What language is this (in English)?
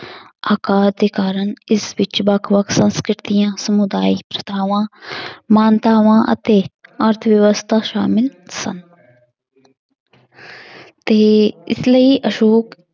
Punjabi